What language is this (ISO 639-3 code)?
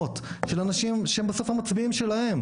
heb